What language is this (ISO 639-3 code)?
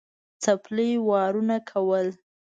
pus